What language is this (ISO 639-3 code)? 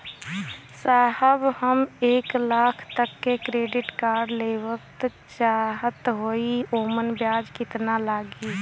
bho